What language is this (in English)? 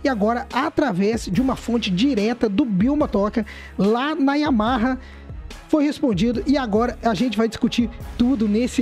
Portuguese